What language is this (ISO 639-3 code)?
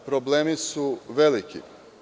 srp